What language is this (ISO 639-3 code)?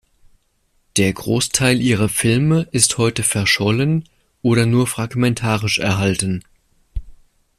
deu